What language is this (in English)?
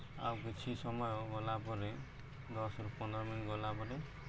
Odia